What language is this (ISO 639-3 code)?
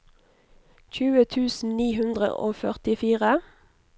nor